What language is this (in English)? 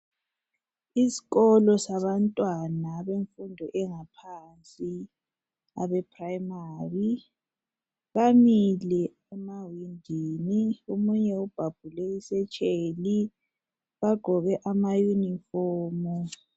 North Ndebele